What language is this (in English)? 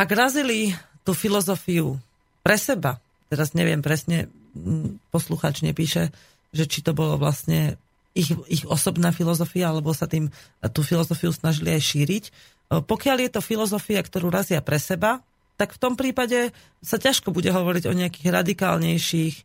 Slovak